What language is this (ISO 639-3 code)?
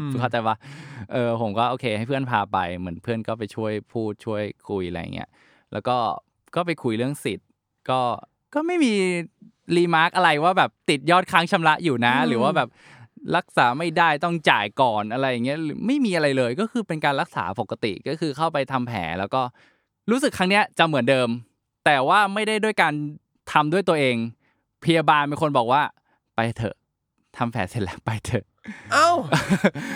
tha